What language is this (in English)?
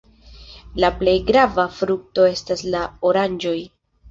Esperanto